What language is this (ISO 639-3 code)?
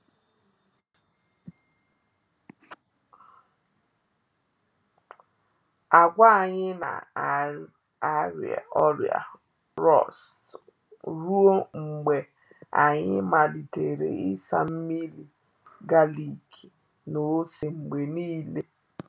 ibo